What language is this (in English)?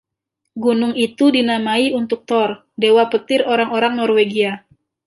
Indonesian